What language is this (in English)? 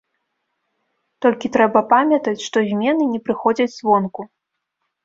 Belarusian